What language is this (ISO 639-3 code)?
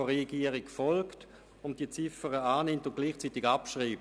gsw